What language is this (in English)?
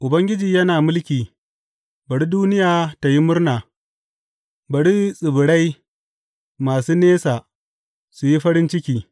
Hausa